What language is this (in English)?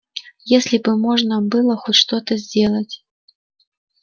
Russian